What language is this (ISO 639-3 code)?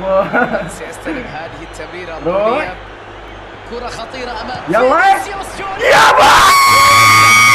ara